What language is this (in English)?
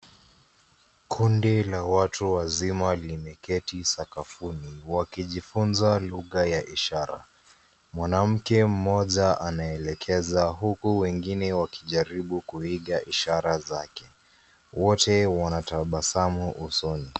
Swahili